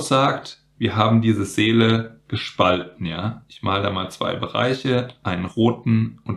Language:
German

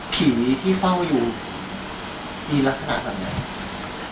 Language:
Thai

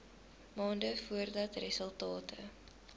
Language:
Afrikaans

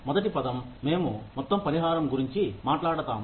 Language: Telugu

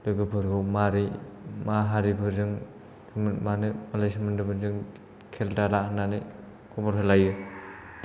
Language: Bodo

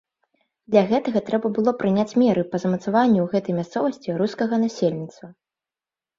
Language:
Belarusian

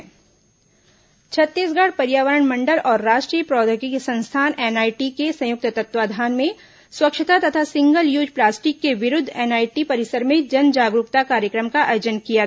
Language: Hindi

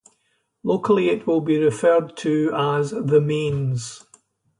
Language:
English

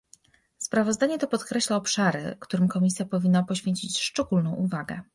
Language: Polish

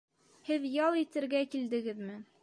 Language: Bashkir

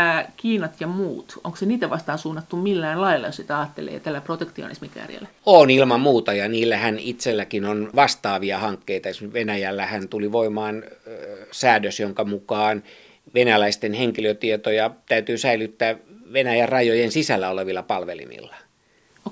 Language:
Finnish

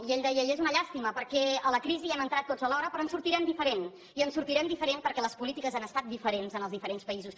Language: Catalan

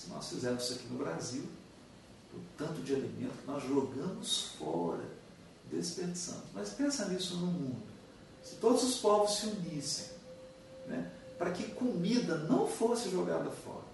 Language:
Portuguese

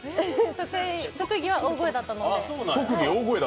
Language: Japanese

